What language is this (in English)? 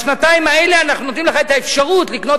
Hebrew